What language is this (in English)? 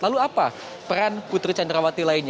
Indonesian